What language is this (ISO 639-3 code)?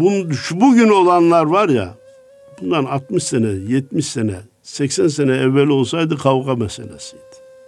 tur